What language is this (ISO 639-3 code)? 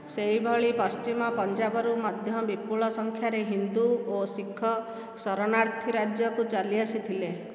ori